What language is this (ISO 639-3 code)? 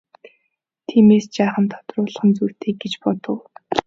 mon